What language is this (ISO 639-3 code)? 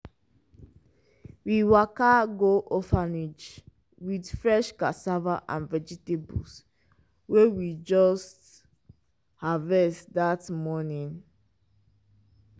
pcm